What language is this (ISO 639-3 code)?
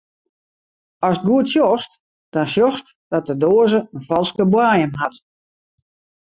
fry